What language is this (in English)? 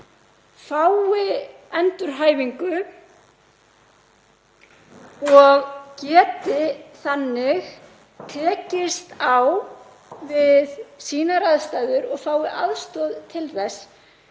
Icelandic